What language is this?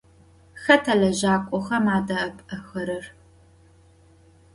Adyghe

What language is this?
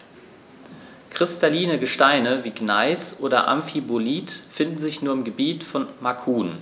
German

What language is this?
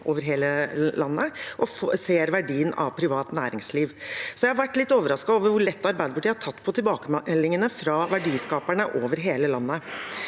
Norwegian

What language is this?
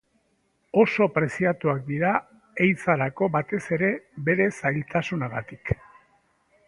Basque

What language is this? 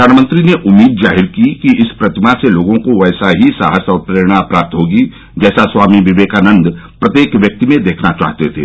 Hindi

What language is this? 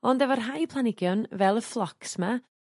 Welsh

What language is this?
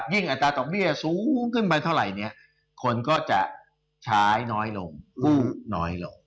Thai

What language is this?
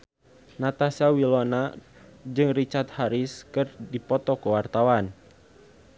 Sundanese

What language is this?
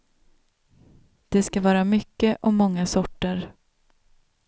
Swedish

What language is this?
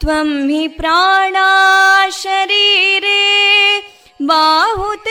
Kannada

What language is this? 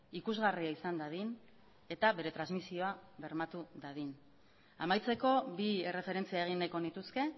Basque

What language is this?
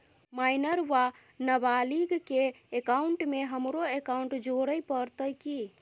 Maithili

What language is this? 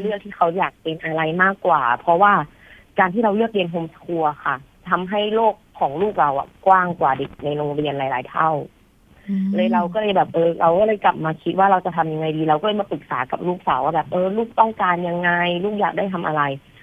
Thai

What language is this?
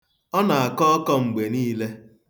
Igbo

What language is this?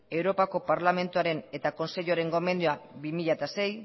Basque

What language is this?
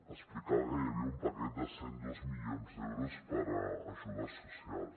Catalan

